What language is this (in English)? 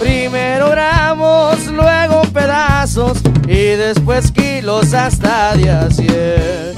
Spanish